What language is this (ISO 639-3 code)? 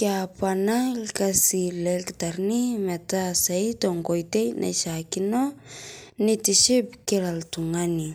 mas